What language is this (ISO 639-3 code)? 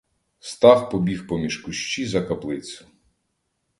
ukr